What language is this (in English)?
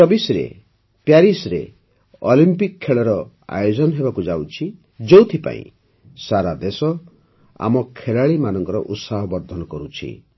Odia